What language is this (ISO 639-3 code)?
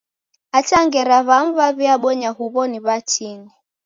dav